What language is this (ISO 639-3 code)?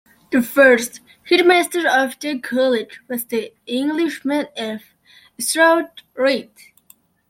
eng